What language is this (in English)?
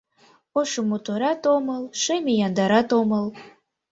Mari